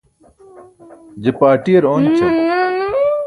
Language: Burushaski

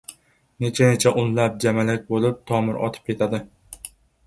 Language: Uzbek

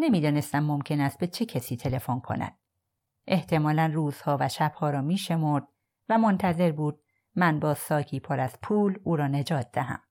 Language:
Persian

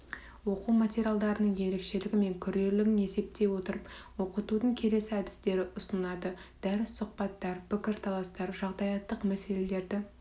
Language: Kazakh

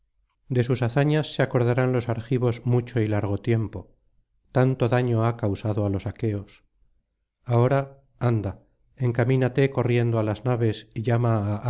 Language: Spanish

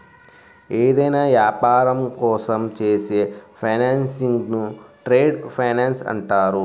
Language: Telugu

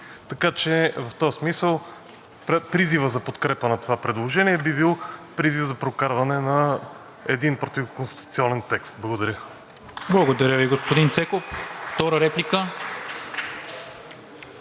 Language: Bulgarian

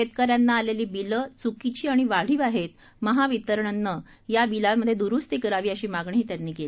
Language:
Marathi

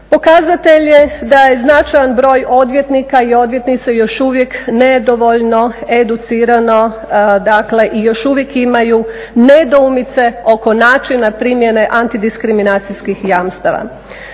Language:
Croatian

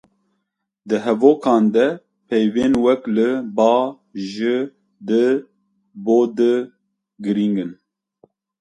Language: Kurdish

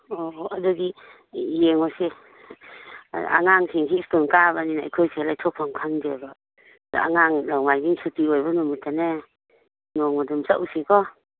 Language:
Manipuri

